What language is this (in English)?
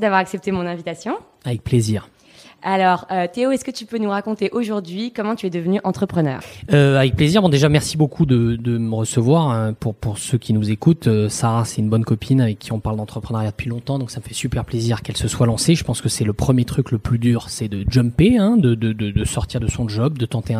French